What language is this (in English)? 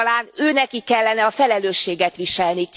Hungarian